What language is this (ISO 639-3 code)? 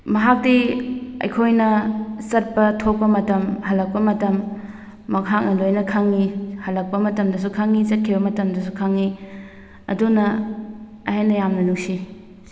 mni